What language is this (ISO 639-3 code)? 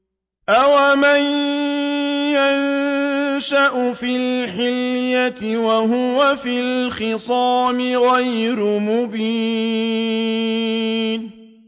ara